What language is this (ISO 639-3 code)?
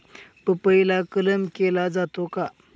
mar